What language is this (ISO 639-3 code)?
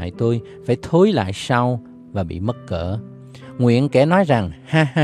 vie